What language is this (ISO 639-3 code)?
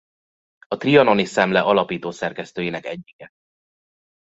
hun